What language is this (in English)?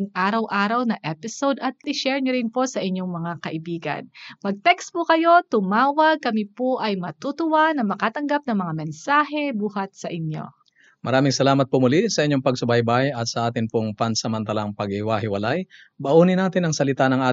Filipino